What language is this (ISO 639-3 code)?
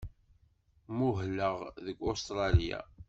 kab